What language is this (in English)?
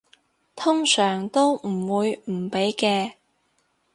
Cantonese